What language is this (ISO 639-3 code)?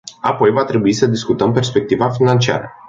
ron